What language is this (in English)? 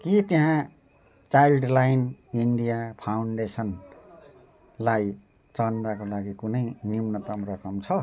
Nepali